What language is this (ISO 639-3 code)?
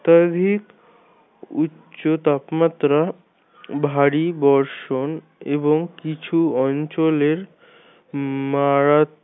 ben